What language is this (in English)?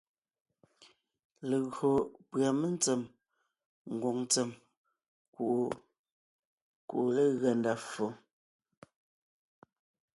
Ngiemboon